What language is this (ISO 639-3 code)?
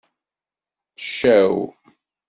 kab